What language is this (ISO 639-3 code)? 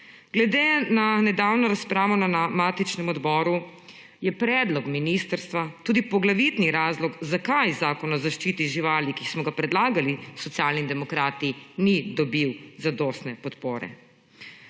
slv